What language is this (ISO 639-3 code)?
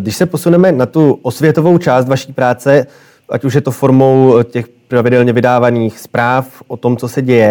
ces